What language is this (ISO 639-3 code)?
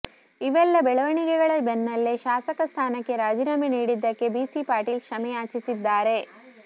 kan